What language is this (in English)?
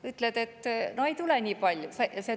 Estonian